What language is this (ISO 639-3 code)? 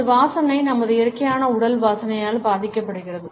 tam